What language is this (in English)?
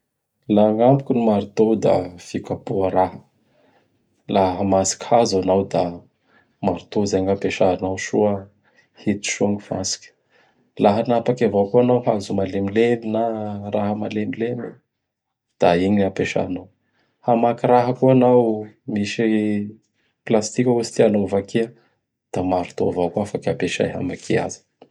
Bara Malagasy